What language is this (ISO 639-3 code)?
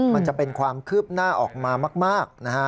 tha